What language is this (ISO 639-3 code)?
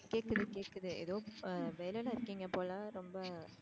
tam